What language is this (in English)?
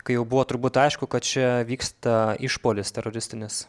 Lithuanian